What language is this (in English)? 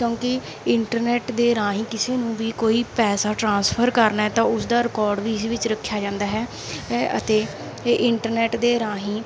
Punjabi